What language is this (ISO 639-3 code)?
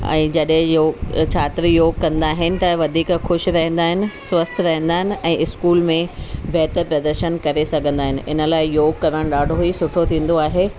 snd